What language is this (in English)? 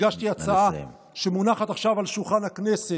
Hebrew